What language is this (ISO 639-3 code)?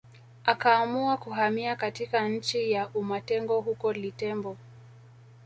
swa